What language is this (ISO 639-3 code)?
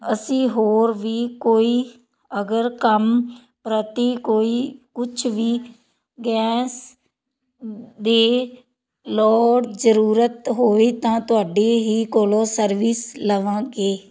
pan